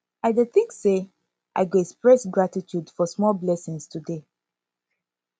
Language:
Nigerian Pidgin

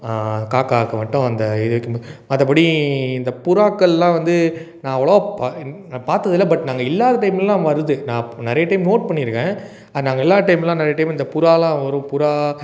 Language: Tamil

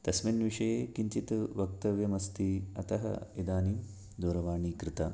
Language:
Sanskrit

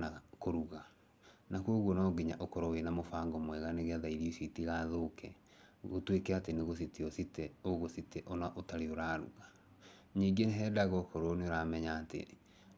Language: Kikuyu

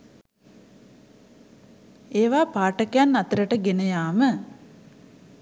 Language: Sinhala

